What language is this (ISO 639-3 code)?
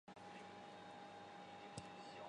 zho